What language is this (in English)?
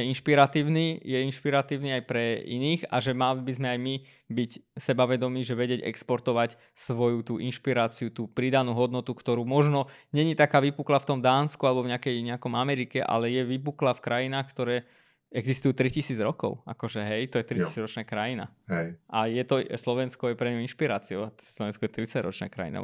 Slovak